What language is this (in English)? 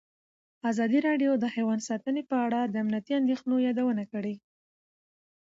Pashto